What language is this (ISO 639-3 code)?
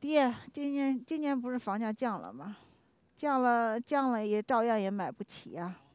zho